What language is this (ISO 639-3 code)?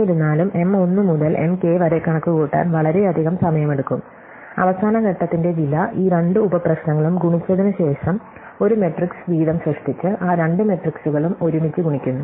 mal